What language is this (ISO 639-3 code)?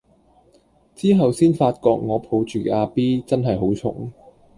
yue